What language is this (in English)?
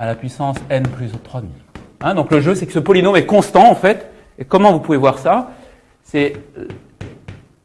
French